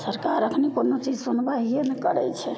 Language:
Maithili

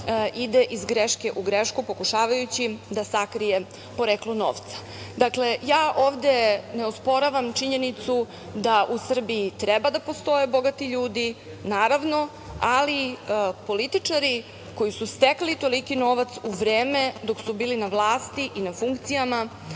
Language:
Serbian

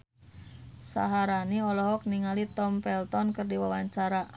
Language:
Sundanese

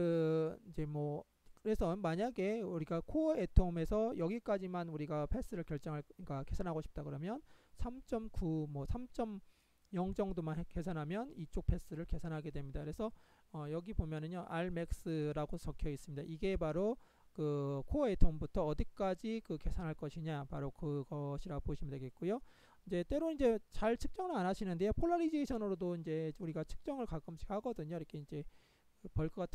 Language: Korean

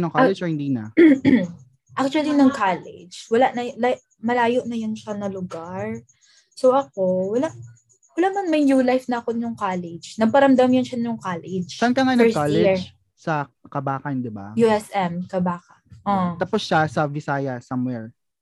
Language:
Filipino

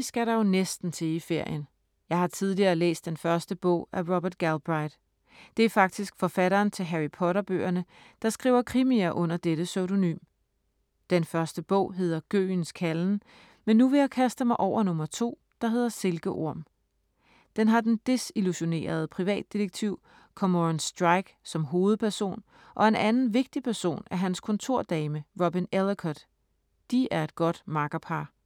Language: Danish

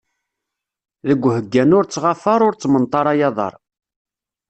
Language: Kabyle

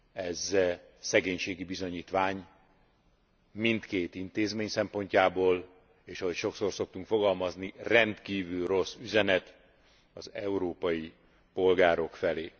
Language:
Hungarian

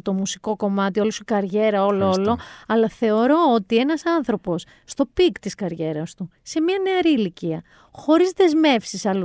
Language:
Greek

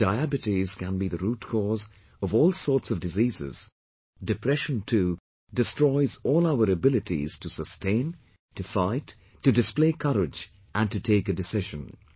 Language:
English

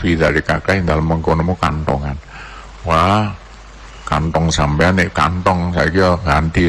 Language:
Indonesian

